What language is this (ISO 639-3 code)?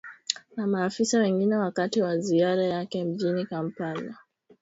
swa